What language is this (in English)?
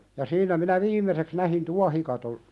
Finnish